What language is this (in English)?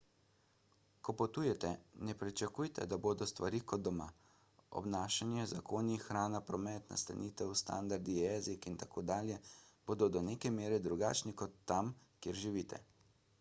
Slovenian